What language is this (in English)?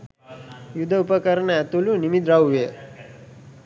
Sinhala